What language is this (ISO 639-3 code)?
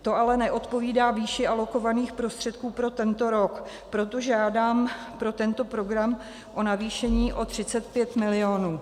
ces